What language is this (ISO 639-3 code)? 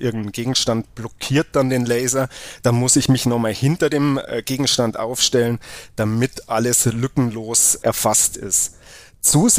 deu